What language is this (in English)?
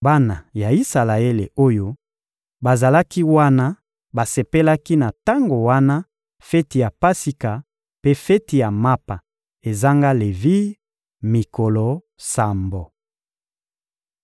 Lingala